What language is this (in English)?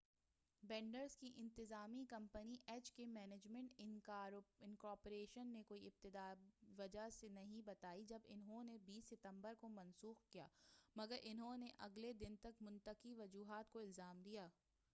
Urdu